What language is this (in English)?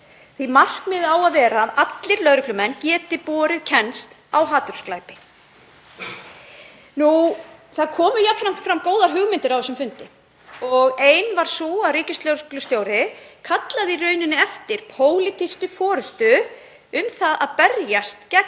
Icelandic